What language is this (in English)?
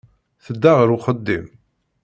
Kabyle